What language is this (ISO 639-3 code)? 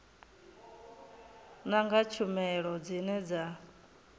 ven